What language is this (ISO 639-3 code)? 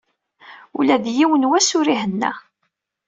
kab